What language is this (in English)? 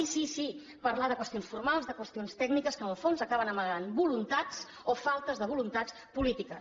Catalan